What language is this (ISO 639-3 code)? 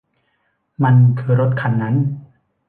tha